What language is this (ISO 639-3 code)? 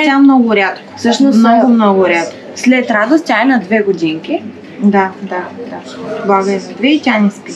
bul